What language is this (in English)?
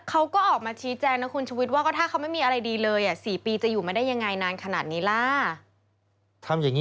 Thai